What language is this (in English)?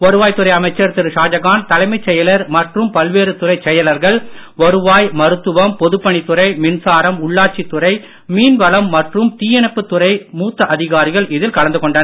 Tamil